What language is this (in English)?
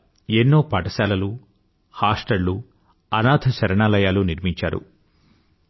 Telugu